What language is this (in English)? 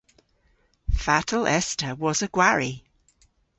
Cornish